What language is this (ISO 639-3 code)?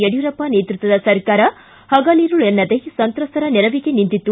kan